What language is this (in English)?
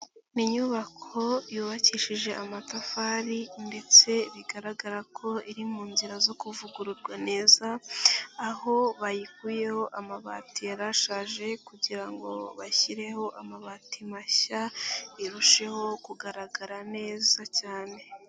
Kinyarwanda